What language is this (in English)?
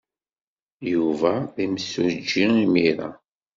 Kabyle